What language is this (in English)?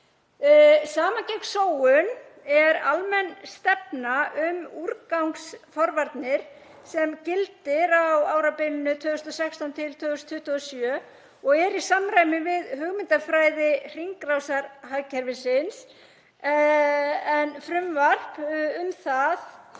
Icelandic